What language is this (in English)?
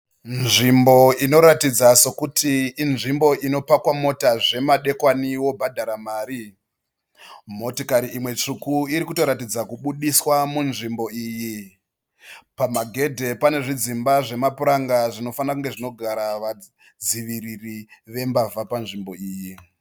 Shona